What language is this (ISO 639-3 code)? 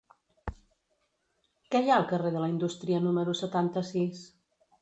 cat